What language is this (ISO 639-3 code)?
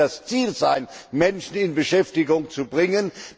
deu